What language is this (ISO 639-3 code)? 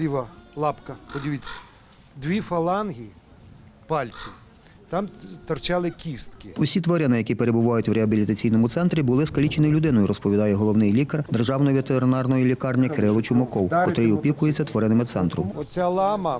ukr